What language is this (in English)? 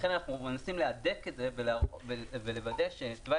Hebrew